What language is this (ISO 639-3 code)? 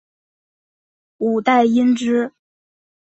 zho